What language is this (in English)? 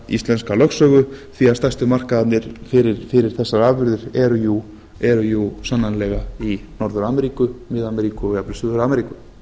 Icelandic